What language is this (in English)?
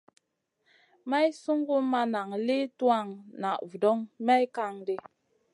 Masana